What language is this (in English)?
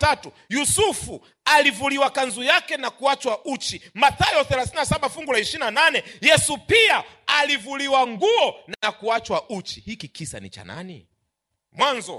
Swahili